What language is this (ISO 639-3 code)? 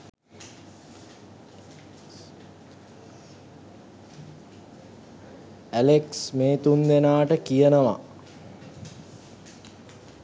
sin